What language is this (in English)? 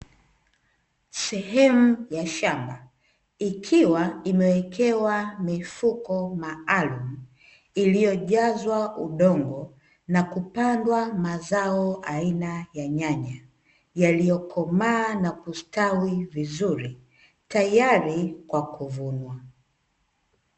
Swahili